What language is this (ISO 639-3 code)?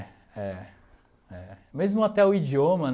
por